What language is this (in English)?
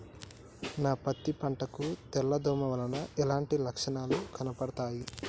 Telugu